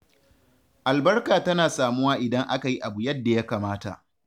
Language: Hausa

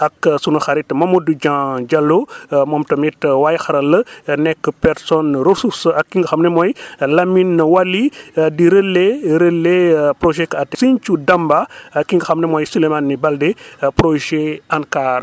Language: Wolof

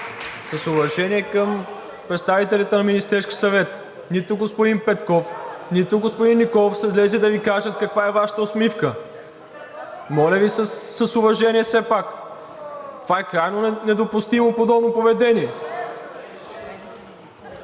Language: Bulgarian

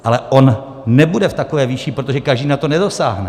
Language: Czech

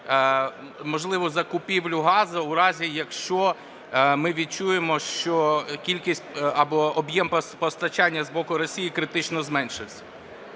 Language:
Ukrainian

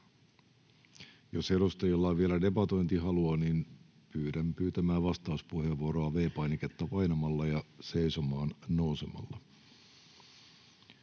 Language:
Finnish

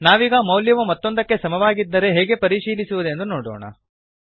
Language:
Kannada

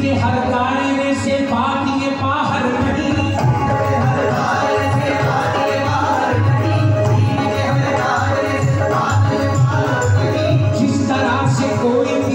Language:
Arabic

